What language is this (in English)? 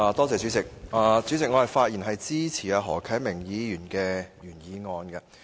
Cantonese